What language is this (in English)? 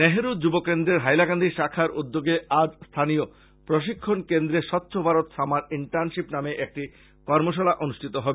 Bangla